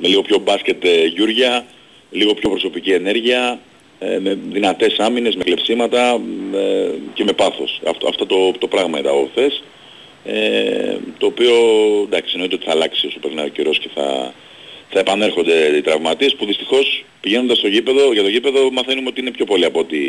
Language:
Greek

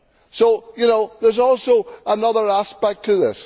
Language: English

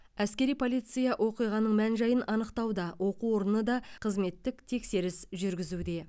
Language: Kazakh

